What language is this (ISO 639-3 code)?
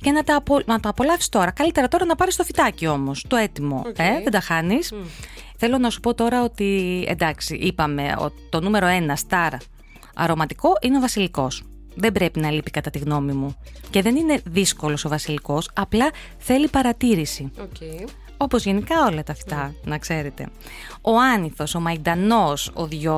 ell